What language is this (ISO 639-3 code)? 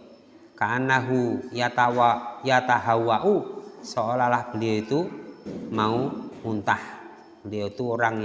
ind